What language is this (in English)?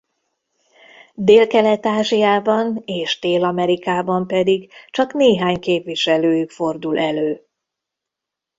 Hungarian